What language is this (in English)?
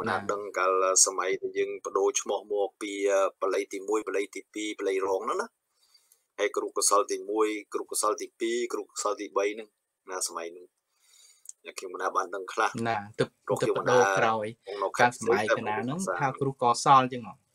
Thai